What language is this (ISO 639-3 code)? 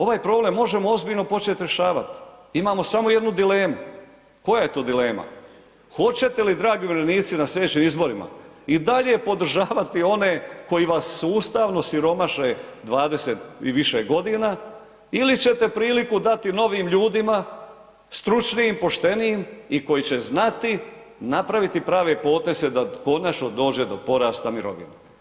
hrv